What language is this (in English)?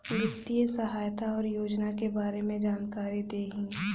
Bhojpuri